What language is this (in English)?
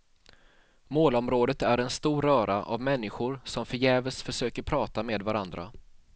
Swedish